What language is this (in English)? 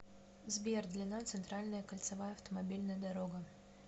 Russian